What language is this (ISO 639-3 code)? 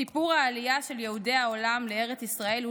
heb